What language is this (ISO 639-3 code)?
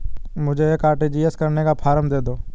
hin